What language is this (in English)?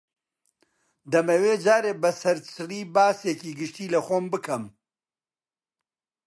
Central Kurdish